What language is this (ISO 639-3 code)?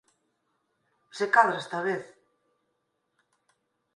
glg